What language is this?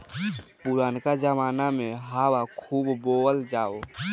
Bhojpuri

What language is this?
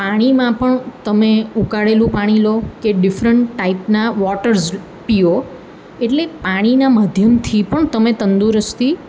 Gujarati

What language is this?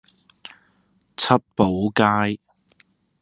Cantonese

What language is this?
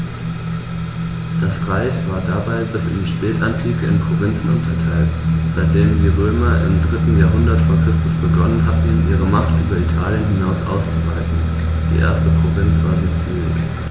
German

